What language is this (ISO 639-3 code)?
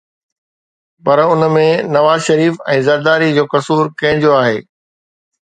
snd